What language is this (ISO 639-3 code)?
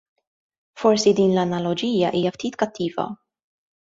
mlt